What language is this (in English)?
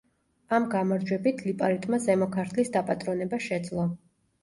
Georgian